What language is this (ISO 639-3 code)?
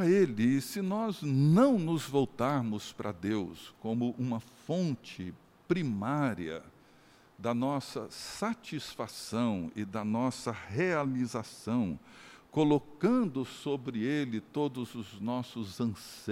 por